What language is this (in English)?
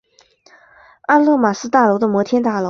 Chinese